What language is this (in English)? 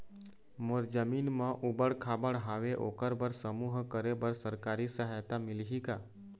Chhattisgarhi